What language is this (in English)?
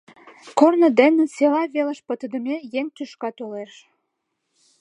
Mari